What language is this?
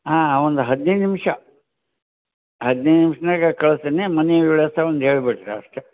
Kannada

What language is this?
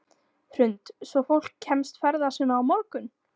Icelandic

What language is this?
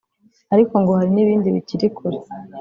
Kinyarwanda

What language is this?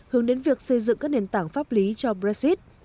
Vietnamese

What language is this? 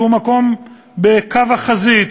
Hebrew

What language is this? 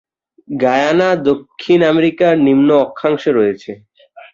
Bangla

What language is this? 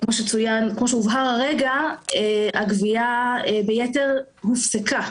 Hebrew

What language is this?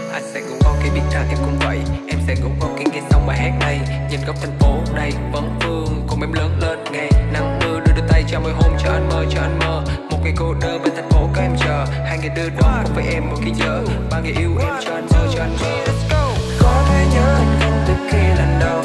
Vietnamese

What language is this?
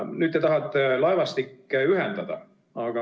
Estonian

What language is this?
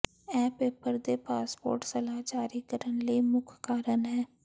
Punjabi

